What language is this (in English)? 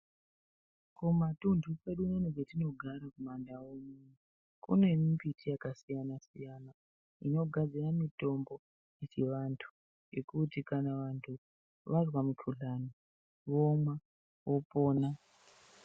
Ndau